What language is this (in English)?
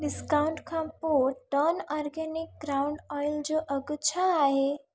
Sindhi